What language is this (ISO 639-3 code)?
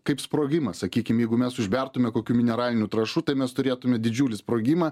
lit